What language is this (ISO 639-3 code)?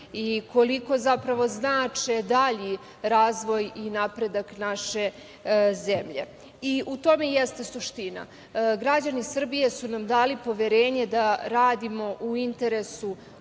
srp